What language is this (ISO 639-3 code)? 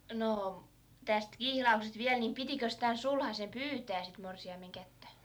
fin